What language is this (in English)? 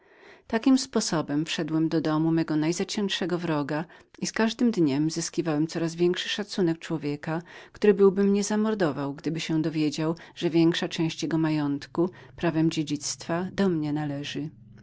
Polish